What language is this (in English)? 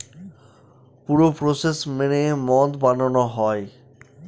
Bangla